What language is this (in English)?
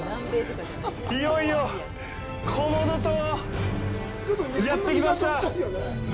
Japanese